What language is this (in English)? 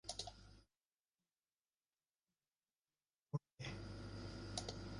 Bangla